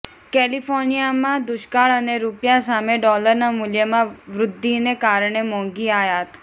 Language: Gujarati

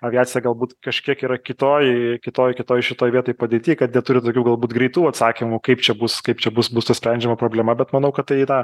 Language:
Lithuanian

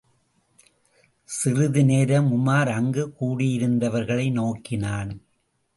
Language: Tamil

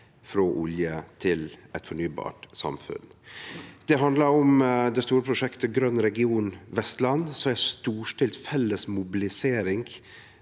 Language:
Norwegian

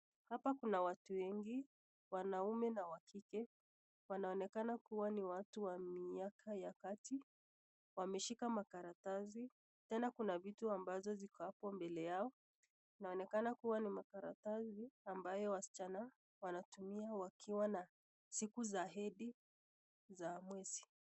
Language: Swahili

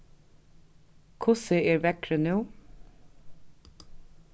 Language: Faroese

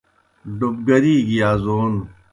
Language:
Kohistani Shina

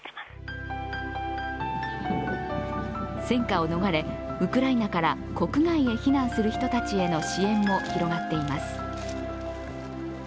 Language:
Japanese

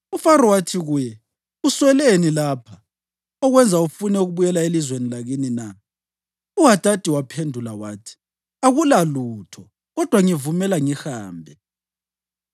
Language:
North Ndebele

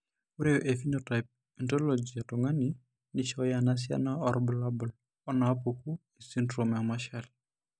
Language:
Masai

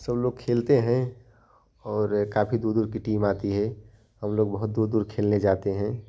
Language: Hindi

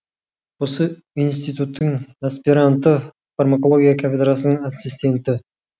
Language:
Kazakh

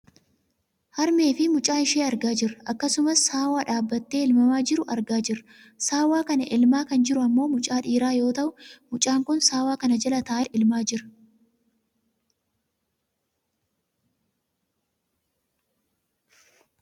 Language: Oromo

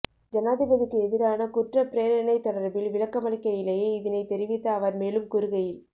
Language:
Tamil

